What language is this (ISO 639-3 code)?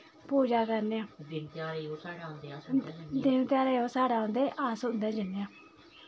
doi